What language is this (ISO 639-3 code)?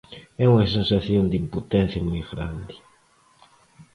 glg